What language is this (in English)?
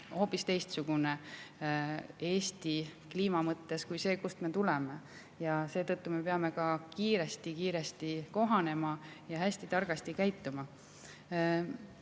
Estonian